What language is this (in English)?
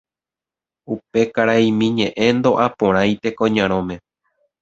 Guarani